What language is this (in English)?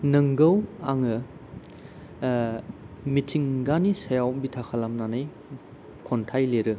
Bodo